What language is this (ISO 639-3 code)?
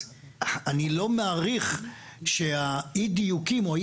heb